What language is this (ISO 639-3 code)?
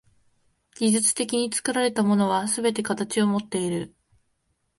jpn